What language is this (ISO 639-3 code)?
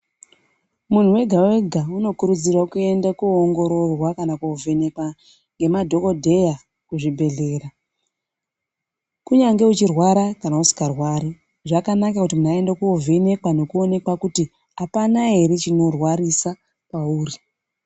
ndc